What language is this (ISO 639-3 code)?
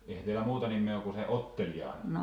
fin